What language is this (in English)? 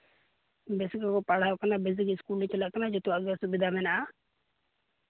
Santali